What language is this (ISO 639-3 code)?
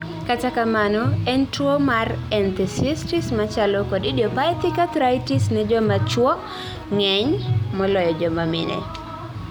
luo